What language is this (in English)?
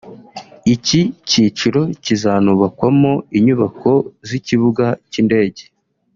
Kinyarwanda